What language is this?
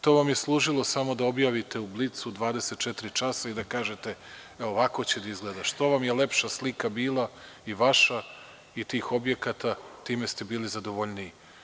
Serbian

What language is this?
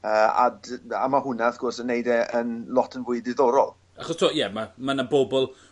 Welsh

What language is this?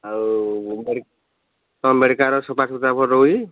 Odia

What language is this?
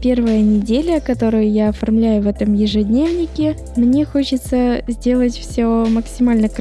Russian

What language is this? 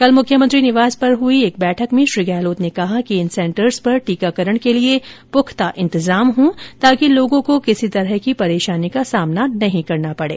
Hindi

